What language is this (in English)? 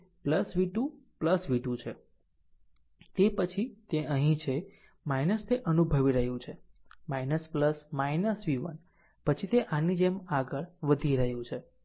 Gujarati